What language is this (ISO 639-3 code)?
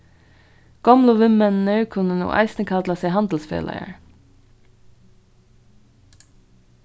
fao